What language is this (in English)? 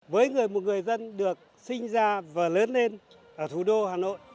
Vietnamese